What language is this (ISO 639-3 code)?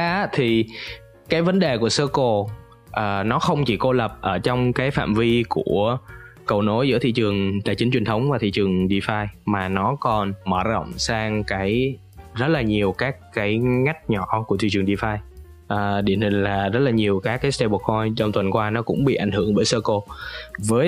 vie